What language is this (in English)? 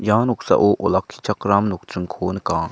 Garo